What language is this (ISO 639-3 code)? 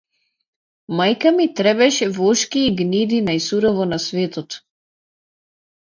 mkd